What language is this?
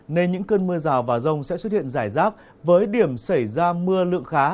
Vietnamese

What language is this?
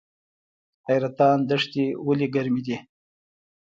Pashto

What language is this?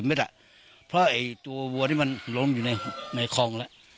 Thai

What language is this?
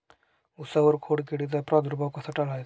Marathi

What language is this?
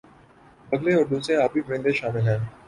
Urdu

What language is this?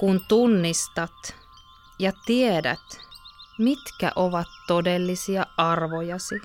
Finnish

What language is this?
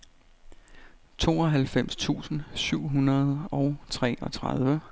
Danish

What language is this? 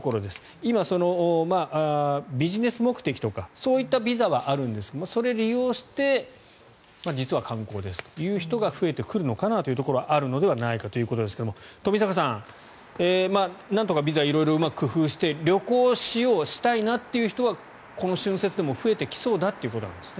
Japanese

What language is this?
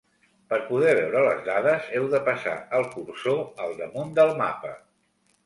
Catalan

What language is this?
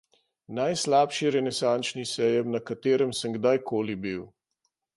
Slovenian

